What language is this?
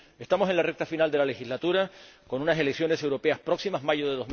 Spanish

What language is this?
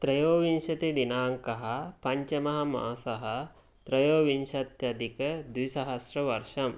Sanskrit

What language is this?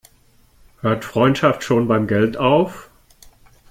German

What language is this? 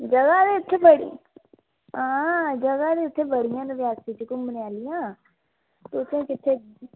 Dogri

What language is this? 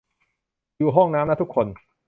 Thai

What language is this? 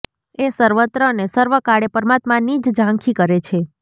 Gujarati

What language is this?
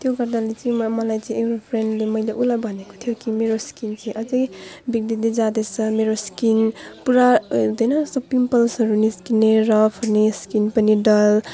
Nepali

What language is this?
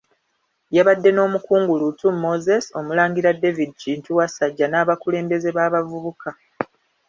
Ganda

